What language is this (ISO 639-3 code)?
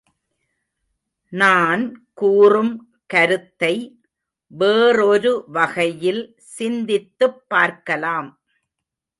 tam